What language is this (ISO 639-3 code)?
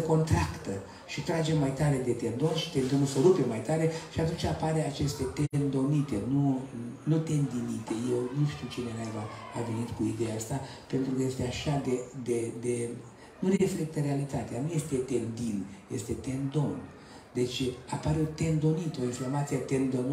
ron